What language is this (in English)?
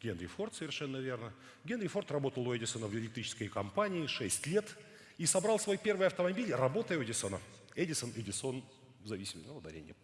Russian